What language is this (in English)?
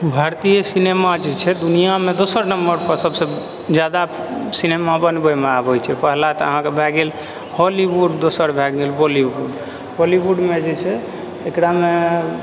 Maithili